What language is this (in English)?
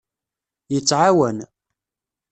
Kabyle